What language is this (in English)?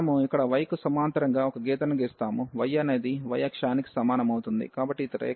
Telugu